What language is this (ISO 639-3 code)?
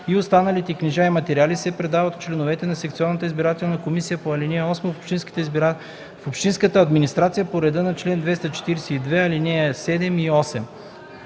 bul